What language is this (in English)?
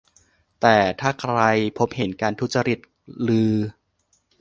Thai